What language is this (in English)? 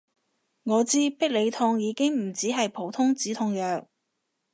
Cantonese